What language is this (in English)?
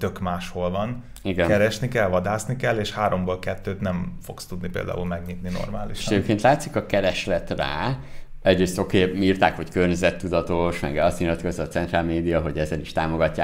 Hungarian